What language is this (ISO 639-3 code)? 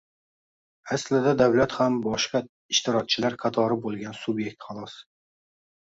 uzb